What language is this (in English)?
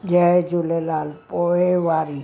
Sindhi